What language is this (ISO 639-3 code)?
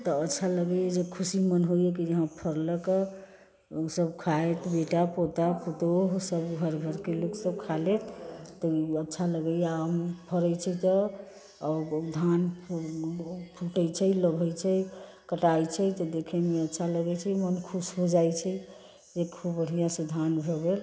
mai